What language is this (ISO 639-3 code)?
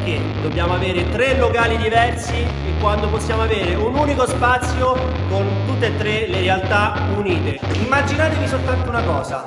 ita